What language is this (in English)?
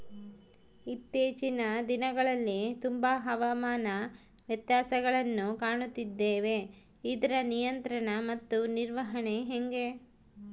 Kannada